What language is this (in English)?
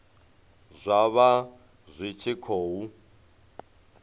Venda